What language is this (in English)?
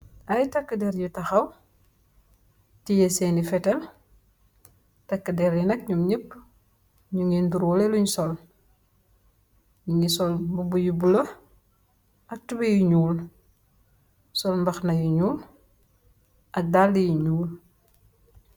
Wolof